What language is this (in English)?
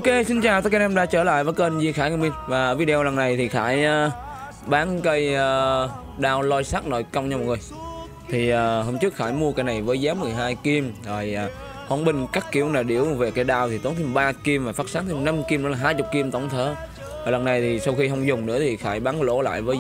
Vietnamese